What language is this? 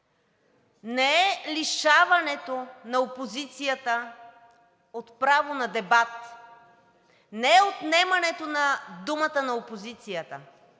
Bulgarian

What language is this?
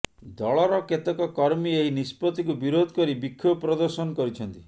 Odia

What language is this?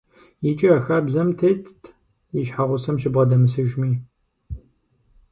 Kabardian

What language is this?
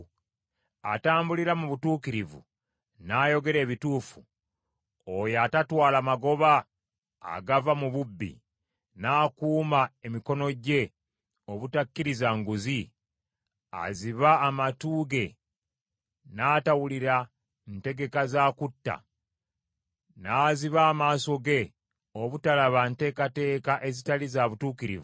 Ganda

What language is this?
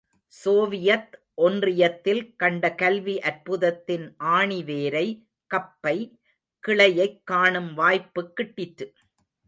Tamil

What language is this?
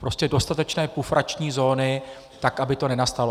Czech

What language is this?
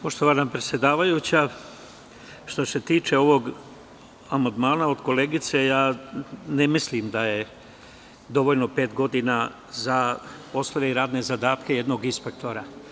Serbian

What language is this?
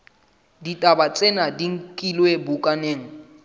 Southern Sotho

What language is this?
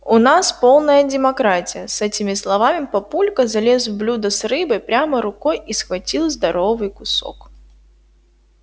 Russian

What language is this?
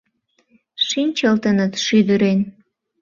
Mari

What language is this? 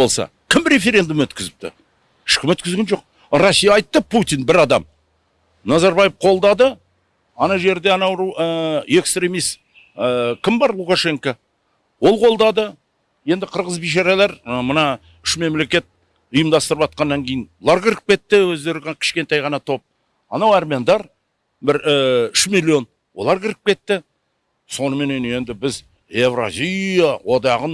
Kazakh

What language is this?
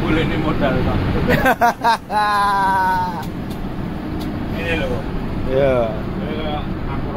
Indonesian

